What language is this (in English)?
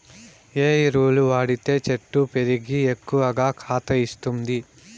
Telugu